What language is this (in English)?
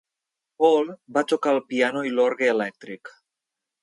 Catalan